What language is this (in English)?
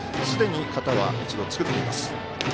Japanese